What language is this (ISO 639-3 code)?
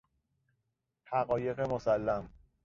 fas